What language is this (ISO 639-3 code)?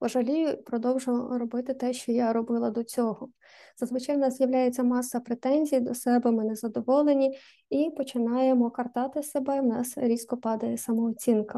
ukr